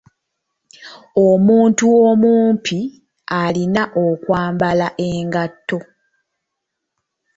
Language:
Ganda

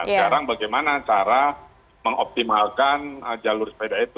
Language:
Indonesian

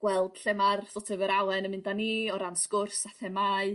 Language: Welsh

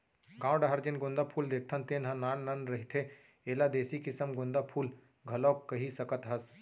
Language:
Chhattisgarhi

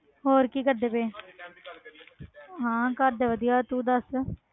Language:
Punjabi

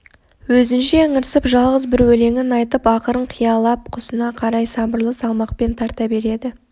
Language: Kazakh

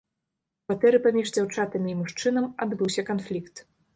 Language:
Belarusian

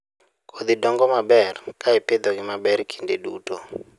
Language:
Luo (Kenya and Tanzania)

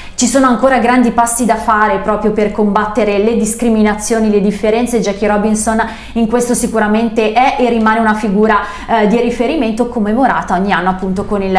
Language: Italian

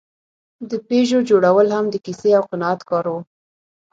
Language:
Pashto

